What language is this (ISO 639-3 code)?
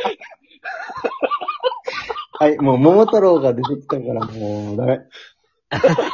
jpn